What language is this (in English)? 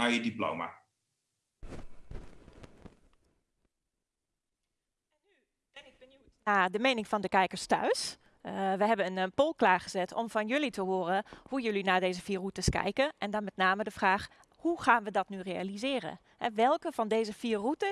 Dutch